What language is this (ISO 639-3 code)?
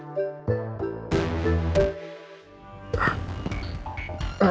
ind